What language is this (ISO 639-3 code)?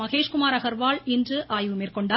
tam